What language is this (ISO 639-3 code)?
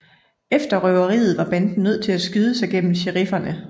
dan